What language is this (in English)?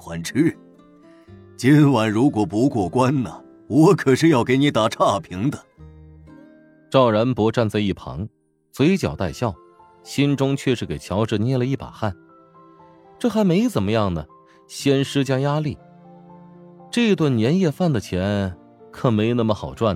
Chinese